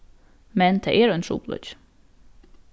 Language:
Faroese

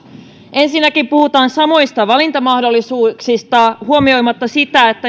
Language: Finnish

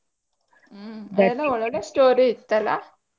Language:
Kannada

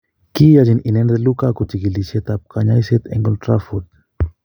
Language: Kalenjin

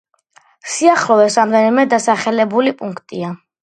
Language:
Georgian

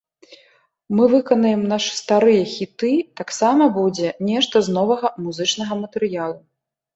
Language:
Belarusian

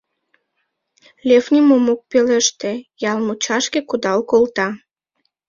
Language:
Mari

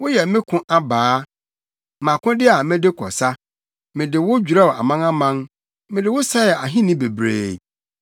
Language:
Akan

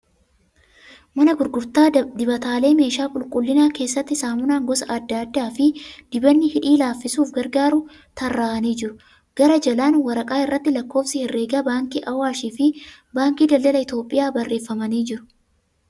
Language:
Oromo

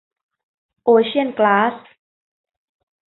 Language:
Thai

